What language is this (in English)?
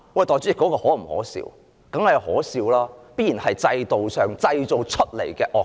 Cantonese